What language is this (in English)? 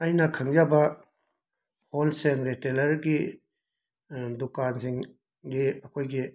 Manipuri